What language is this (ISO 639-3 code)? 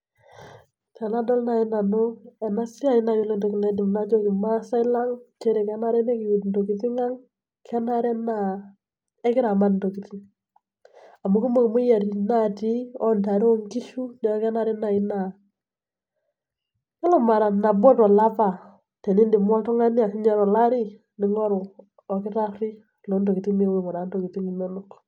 mas